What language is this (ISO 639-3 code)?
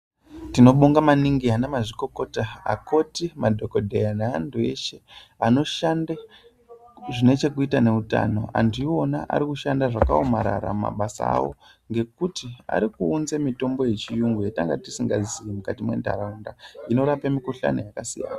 ndc